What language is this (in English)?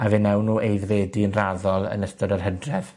Welsh